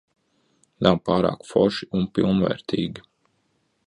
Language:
Latvian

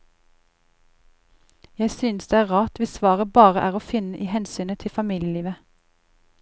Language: Norwegian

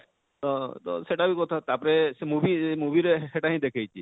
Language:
Odia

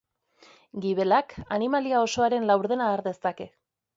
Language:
Basque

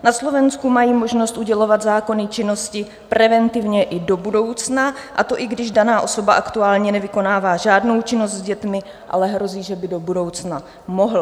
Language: Czech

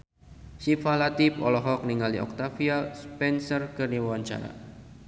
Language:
Sundanese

